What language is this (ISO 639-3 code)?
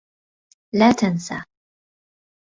ara